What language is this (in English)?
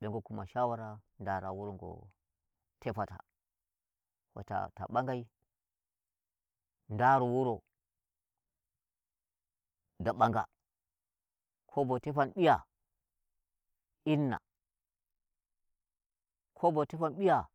Nigerian Fulfulde